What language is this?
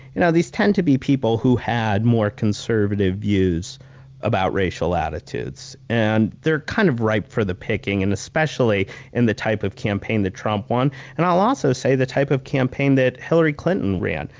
English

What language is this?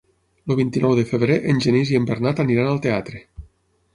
Catalan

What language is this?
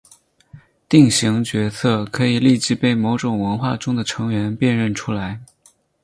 Chinese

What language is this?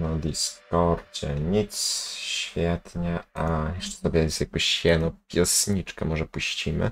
Polish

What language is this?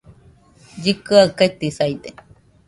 Nüpode Huitoto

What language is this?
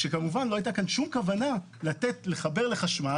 Hebrew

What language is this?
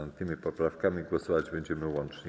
Polish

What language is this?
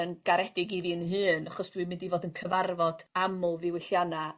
Welsh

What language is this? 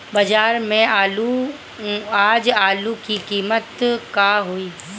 Bhojpuri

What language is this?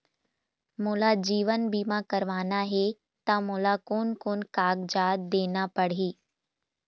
Chhattisgarhi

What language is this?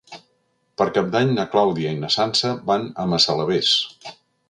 Catalan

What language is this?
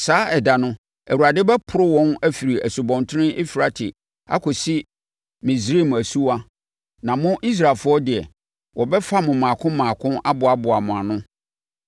Akan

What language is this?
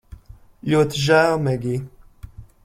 Latvian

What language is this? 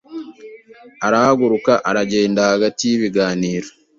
Kinyarwanda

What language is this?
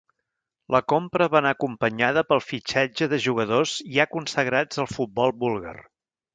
Catalan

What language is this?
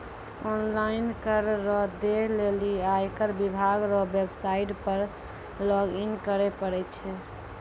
Maithili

